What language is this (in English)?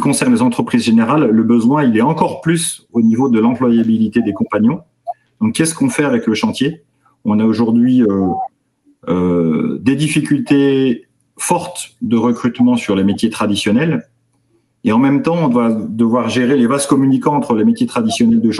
French